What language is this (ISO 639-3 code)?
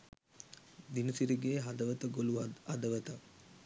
sin